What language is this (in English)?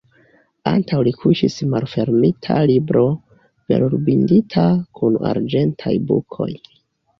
Esperanto